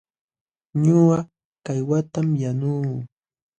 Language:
Jauja Wanca Quechua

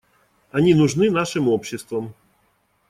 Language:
Russian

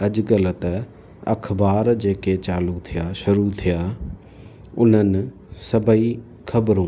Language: Sindhi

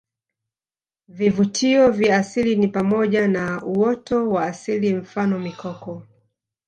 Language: Swahili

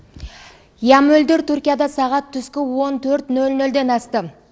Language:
Kazakh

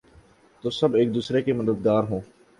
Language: Urdu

